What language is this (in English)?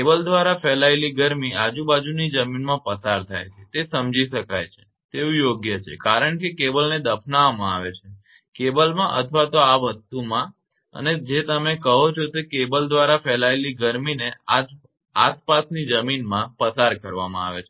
Gujarati